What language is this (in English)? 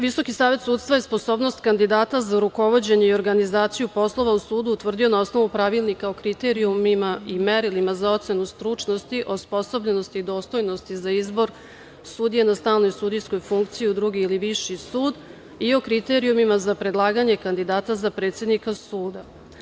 Serbian